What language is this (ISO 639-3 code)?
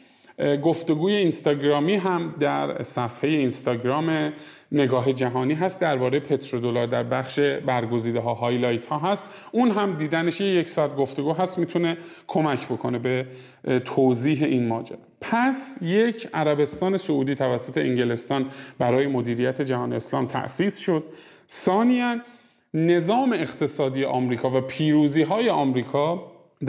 fas